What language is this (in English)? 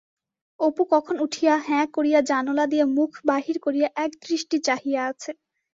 Bangla